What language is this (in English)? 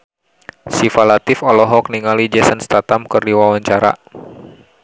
Sundanese